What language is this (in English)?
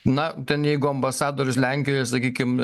Lithuanian